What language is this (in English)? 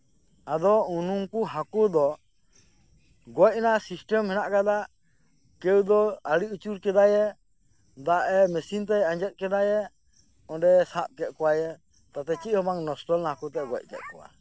Santali